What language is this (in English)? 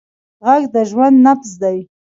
Pashto